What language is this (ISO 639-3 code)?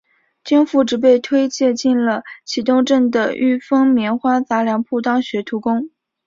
zho